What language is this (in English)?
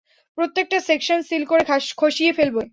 Bangla